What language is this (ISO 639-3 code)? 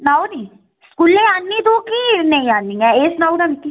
doi